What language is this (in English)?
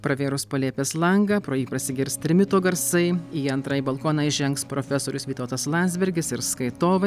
Lithuanian